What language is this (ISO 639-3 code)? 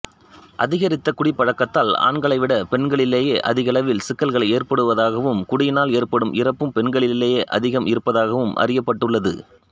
tam